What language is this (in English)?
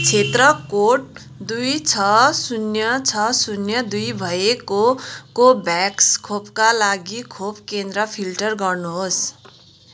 Nepali